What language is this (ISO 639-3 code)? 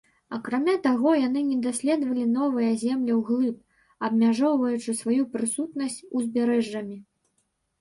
bel